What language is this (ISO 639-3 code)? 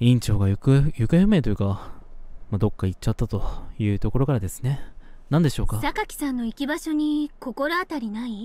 jpn